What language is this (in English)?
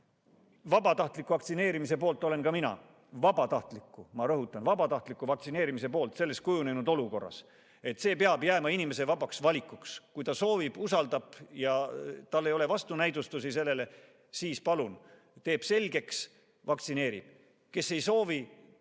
Estonian